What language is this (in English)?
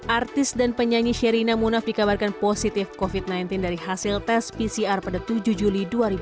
Indonesian